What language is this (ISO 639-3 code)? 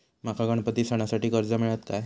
mar